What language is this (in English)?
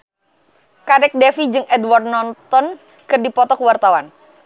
Sundanese